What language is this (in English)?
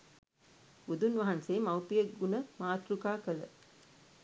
Sinhala